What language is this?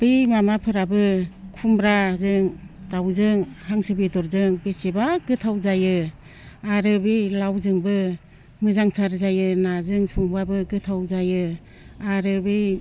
Bodo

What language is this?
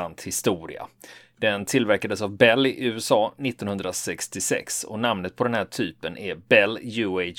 Swedish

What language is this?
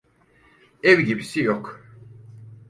Turkish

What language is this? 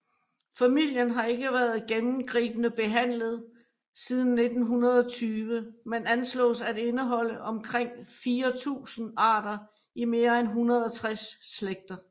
Danish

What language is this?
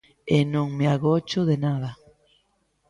Galician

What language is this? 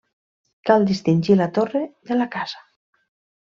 Catalan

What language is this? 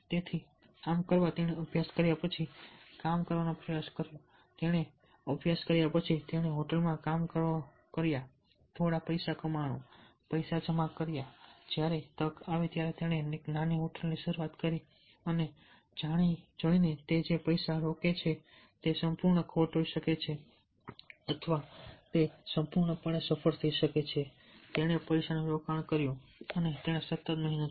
Gujarati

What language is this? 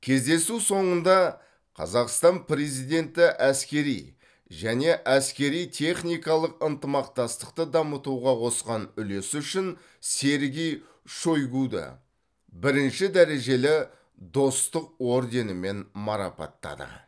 Kazakh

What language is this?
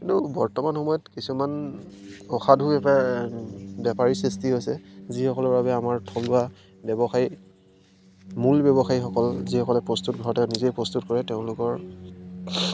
Assamese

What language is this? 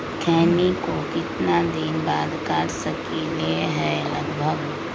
Magahi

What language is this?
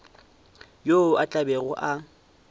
Northern Sotho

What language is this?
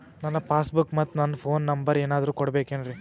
Kannada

